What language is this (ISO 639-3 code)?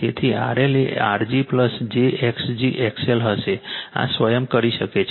guj